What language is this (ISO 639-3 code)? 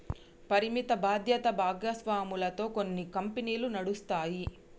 tel